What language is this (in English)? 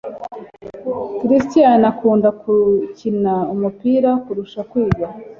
Kinyarwanda